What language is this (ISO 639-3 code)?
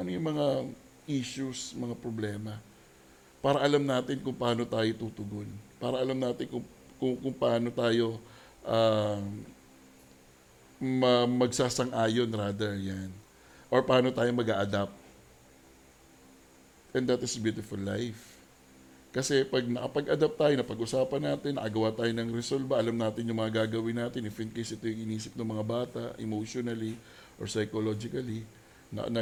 fil